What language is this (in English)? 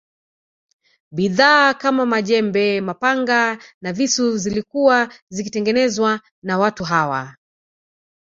Swahili